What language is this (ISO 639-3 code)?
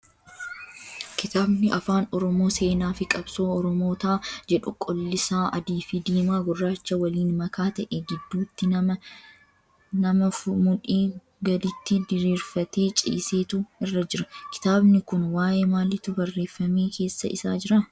orm